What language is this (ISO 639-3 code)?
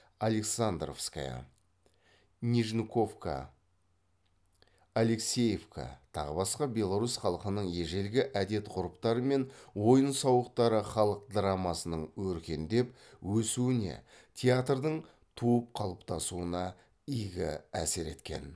kaz